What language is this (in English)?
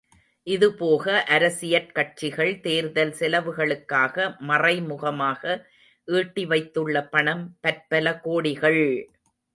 Tamil